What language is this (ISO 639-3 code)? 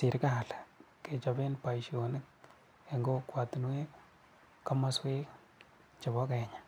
kln